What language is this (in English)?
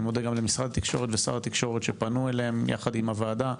Hebrew